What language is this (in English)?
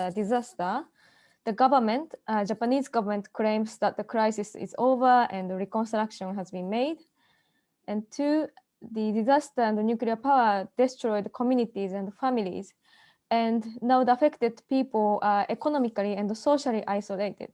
English